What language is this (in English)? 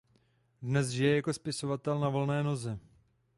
Czech